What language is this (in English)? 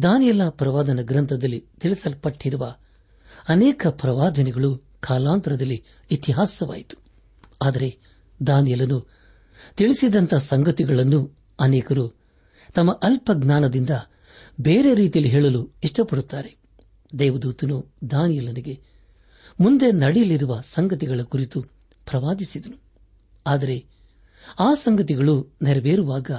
Kannada